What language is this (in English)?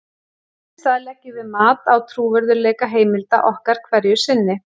Icelandic